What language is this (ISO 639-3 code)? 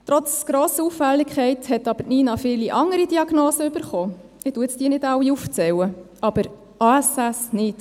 gsw